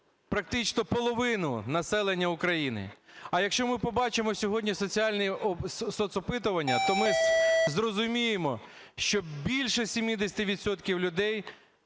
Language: Ukrainian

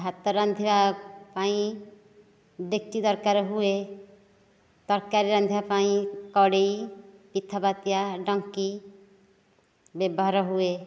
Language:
Odia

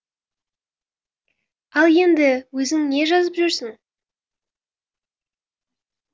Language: Kazakh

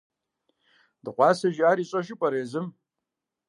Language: Kabardian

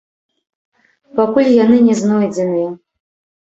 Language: Belarusian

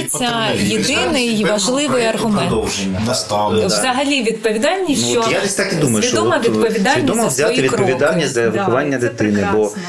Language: Ukrainian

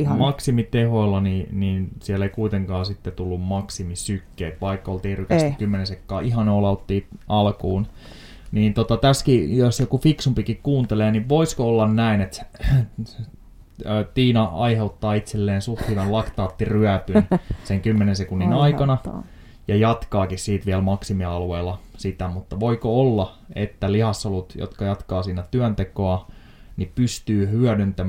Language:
Finnish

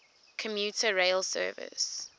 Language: English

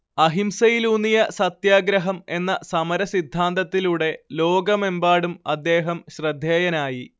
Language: Malayalam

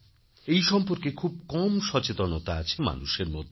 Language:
Bangla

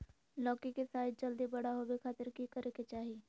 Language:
Magahi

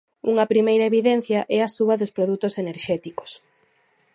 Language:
Galician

